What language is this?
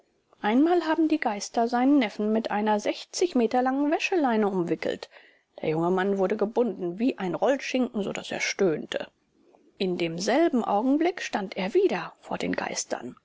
German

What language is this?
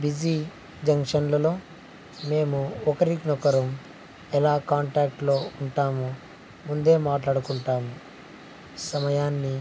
Telugu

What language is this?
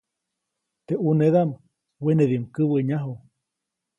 Copainalá Zoque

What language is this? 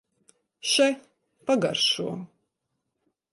Latvian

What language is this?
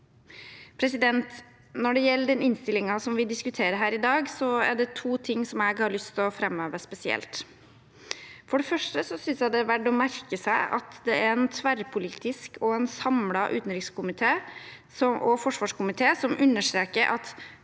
Norwegian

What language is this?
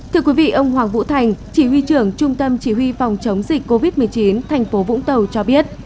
Vietnamese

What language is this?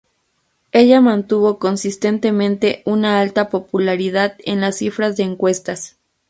Spanish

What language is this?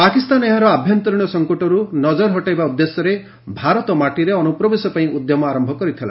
Odia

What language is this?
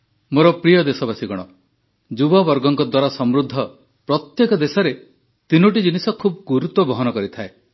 Odia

